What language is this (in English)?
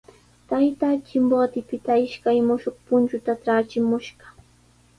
Sihuas Ancash Quechua